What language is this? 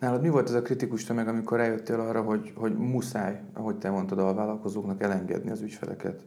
Hungarian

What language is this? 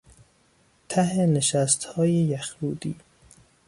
Persian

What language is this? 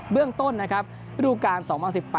Thai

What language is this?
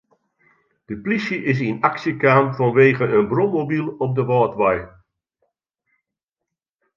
Western Frisian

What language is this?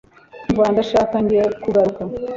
Kinyarwanda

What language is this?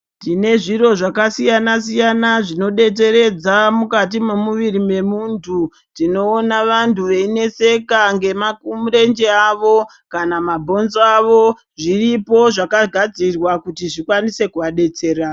Ndau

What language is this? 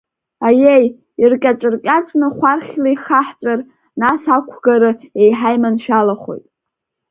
Abkhazian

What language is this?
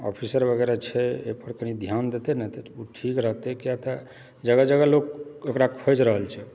Maithili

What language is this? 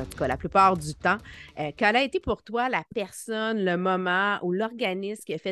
French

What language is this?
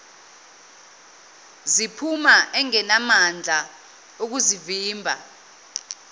Zulu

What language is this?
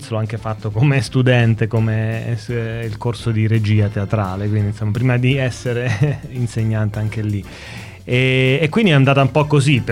Italian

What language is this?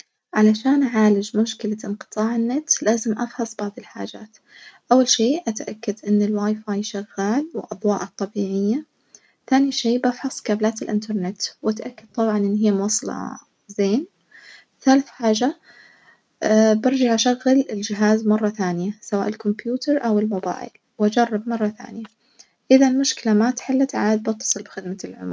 Najdi Arabic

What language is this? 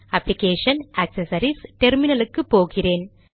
Tamil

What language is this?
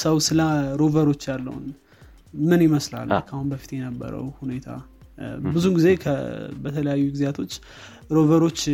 Amharic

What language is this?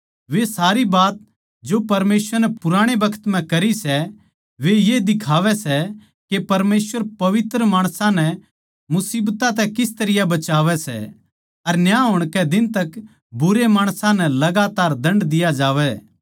Haryanvi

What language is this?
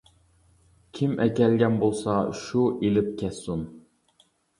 Uyghur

